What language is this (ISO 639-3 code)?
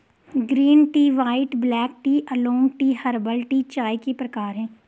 hin